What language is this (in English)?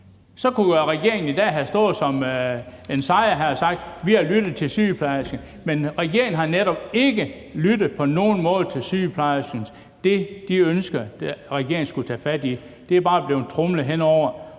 Danish